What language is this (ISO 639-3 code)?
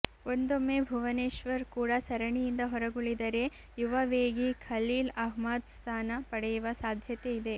kan